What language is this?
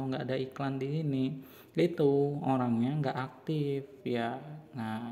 Indonesian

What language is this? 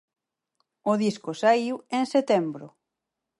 Galician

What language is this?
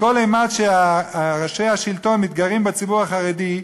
Hebrew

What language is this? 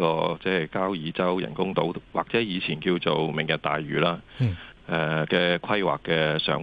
Chinese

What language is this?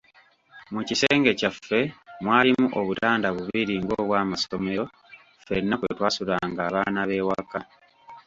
Ganda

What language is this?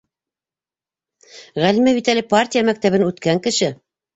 Bashkir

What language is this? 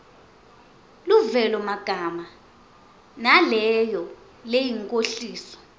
Swati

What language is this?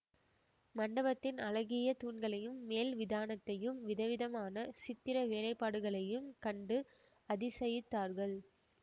Tamil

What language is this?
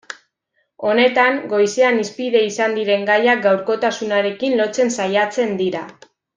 Basque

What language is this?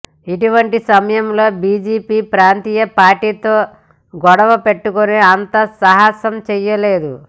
Telugu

